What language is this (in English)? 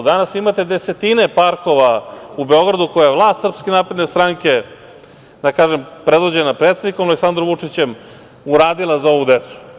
Serbian